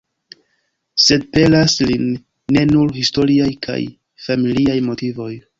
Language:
Esperanto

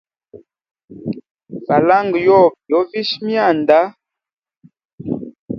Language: Hemba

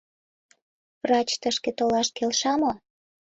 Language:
Mari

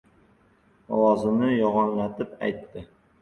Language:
Uzbek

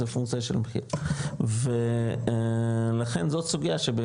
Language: Hebrew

